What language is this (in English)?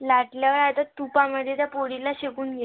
Marathi